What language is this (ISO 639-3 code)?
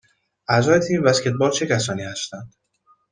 fas